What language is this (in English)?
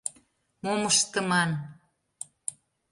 Mari